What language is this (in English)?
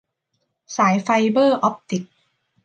Thai